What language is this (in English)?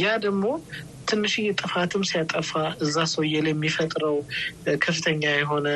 Amharic